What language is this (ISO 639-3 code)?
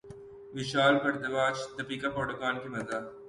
urd